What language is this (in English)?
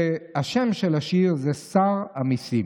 Hebrew